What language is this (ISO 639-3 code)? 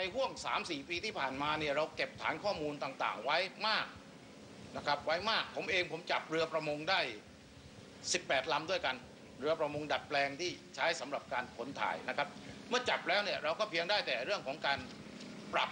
tha